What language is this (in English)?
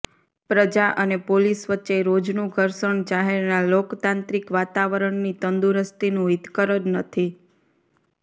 Gujarati